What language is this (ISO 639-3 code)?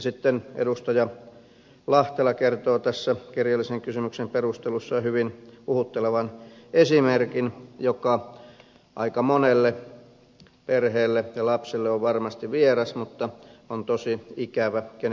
fin